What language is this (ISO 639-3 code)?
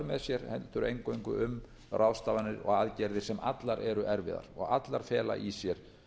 isl